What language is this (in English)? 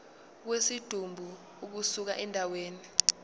Zulu